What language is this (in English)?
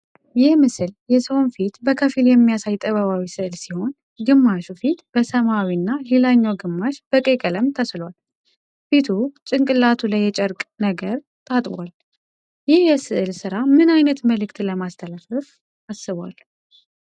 Amharic